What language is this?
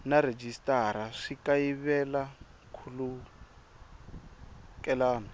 Tsonga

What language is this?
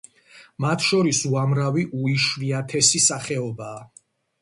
Georgian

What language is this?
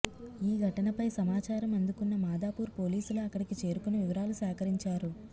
Telugu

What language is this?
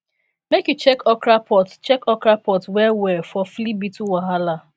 Nigerian Pidgin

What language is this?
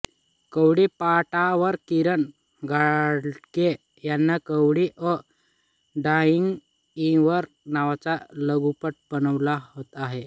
Marathi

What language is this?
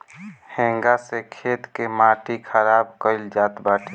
Bhojpuri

